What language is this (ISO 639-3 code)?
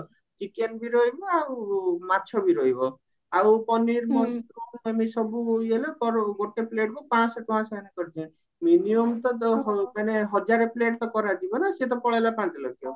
ori